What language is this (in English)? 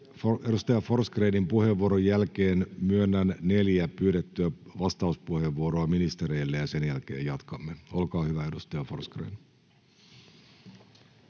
Finnish